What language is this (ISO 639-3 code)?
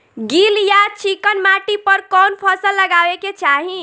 bho